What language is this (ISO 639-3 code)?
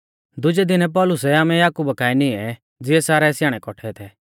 bfz